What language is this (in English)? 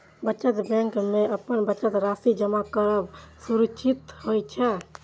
Maithili